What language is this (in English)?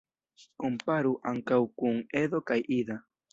Esperanto